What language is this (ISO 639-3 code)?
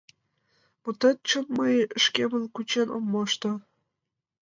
chm